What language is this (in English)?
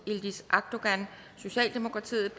Danish